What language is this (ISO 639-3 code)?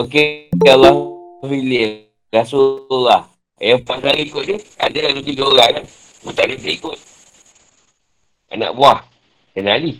msa